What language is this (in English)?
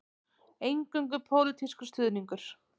Icelandic